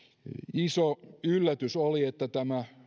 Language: Finnish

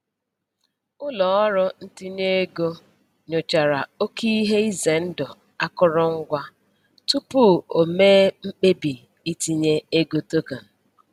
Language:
Igbo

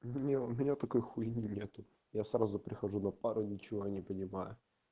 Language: Russian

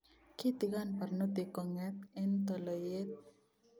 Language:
Kalenjin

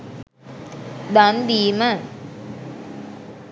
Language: Sinhala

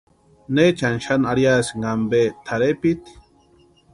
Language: Western Highland Purepecha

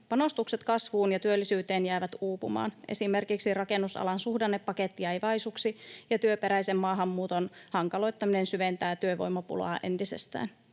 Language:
Finnish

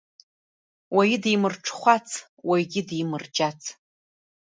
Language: Abkhazian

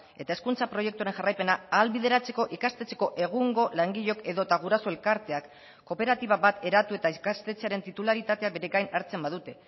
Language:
Basque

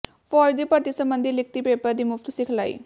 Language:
Punjabi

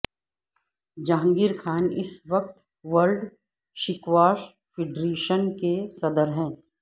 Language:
Urdu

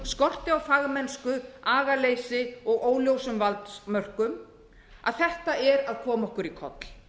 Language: Icelandic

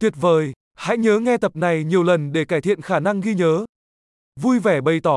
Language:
Vietnamese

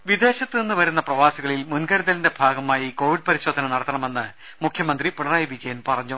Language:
Malayalam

